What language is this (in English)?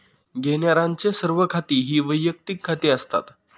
Marathi